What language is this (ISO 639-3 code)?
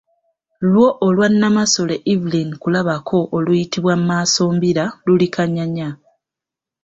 lug